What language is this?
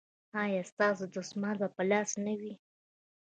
Pashto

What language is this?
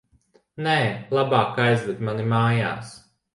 Latvian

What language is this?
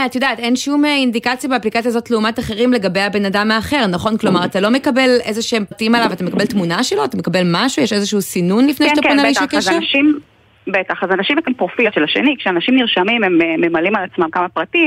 Hebrew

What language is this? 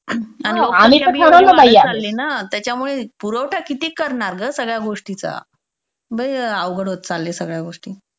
Marathi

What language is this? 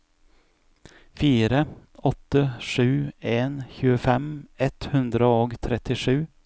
Norwegian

